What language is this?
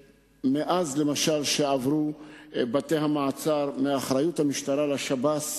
Hebrew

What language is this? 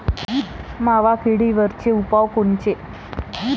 Marathi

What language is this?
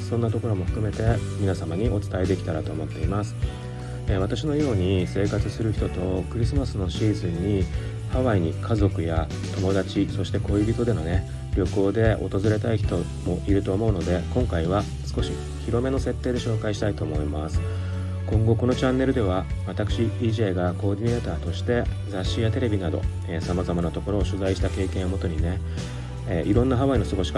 Japanese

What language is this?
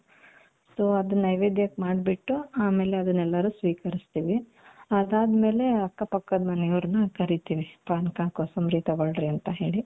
Kannada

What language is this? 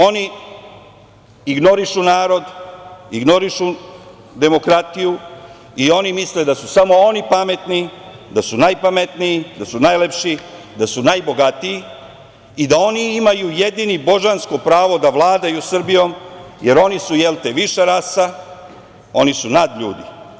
Serbian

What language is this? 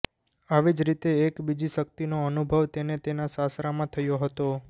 Gujarati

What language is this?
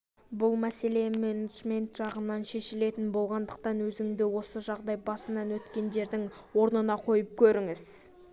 Kazakh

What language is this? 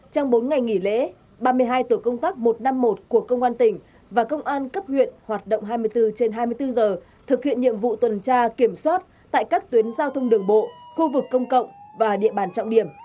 Vietnamese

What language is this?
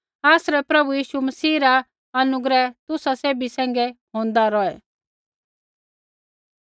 Kullu Pahari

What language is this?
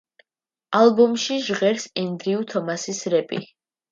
Georgian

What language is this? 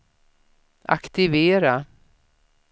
Swedish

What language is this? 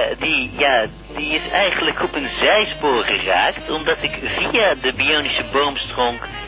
Dutch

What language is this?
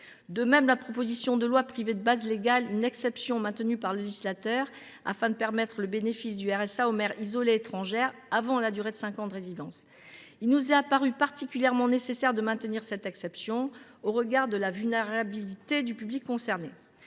French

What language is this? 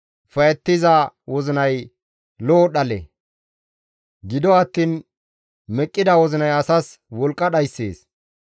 Gamo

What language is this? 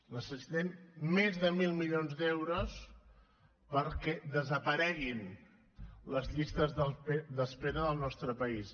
Catalan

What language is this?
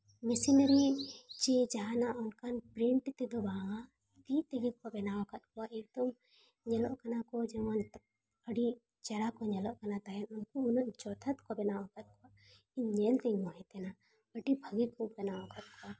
Santali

